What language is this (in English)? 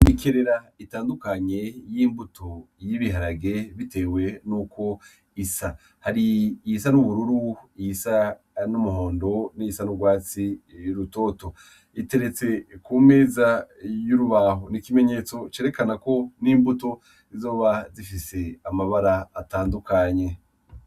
Rundi